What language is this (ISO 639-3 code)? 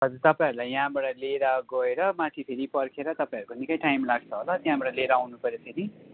nep